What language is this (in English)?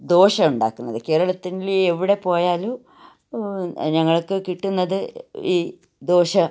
Malayalam